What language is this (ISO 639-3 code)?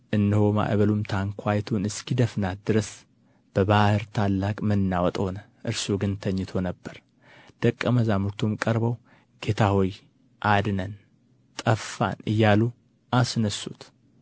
amh